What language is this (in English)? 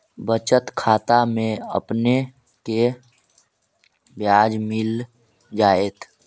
Magahi